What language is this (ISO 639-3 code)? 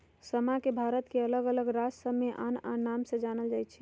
mag